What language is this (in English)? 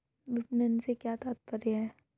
Hindi